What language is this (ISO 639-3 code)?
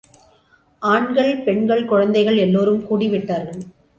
tam